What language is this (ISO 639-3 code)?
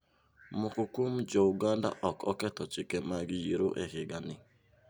luo